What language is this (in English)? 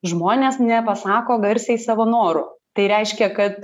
Lithuanian